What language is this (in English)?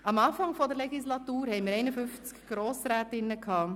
Swiss German